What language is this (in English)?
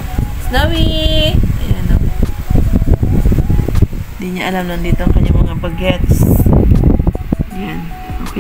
Filipino